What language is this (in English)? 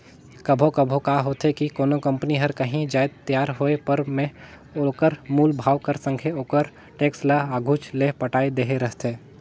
Chhattisgarhi